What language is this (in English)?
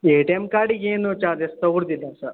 Kannada